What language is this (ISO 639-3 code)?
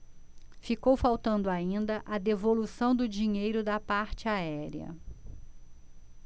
por